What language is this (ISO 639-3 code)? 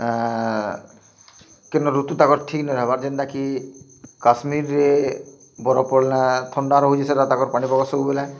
ori